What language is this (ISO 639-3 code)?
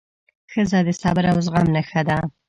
pus